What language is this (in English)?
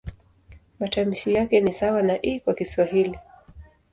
Swahili